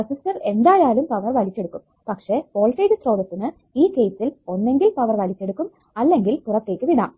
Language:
Malayalam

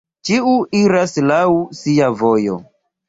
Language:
Esperanto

